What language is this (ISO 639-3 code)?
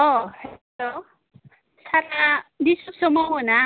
brx